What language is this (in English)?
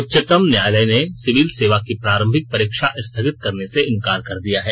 Hindi